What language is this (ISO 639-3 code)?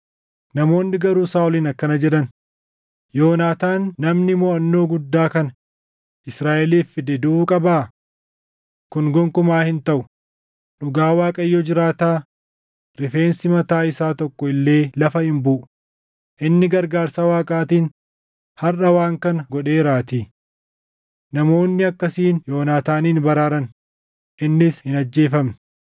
orm